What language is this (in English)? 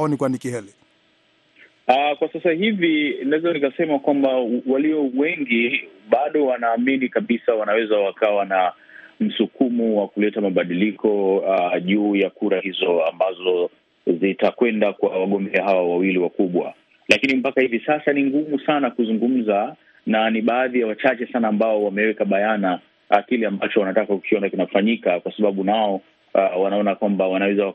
Swahili